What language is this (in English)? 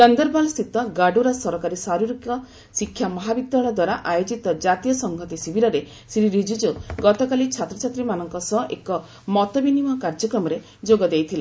Odia